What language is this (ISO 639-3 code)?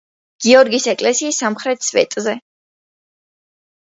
kat